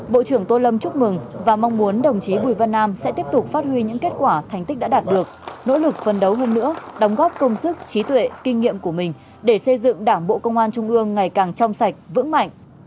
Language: Vietnamese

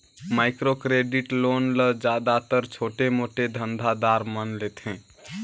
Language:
Chhattisgarhi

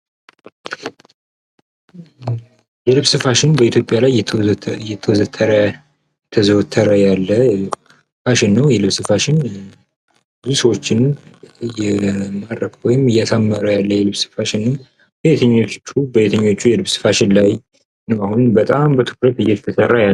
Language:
Amharic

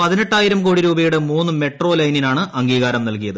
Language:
Malayalam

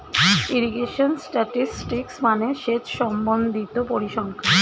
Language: Bangla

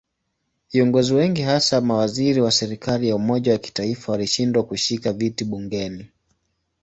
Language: Swahili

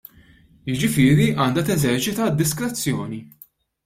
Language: Maltese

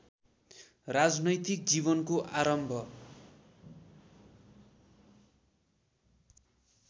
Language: Nepali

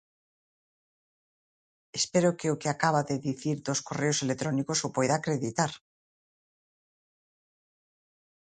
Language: Galician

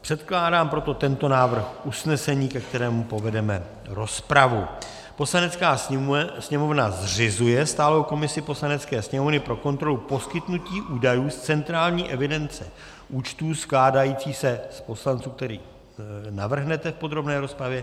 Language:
Czech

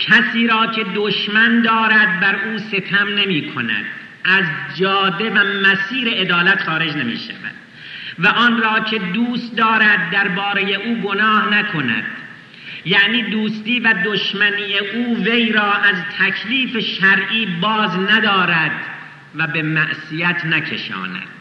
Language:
Persian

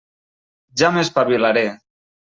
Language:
Catalan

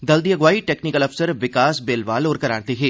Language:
Dogri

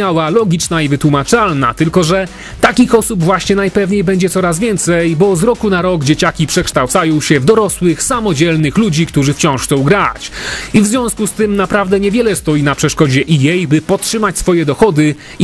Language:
Polish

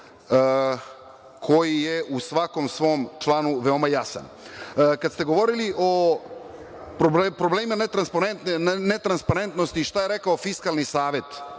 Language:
Serbian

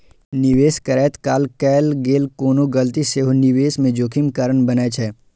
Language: Maithili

